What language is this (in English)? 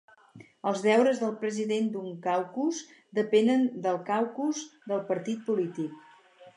Catalan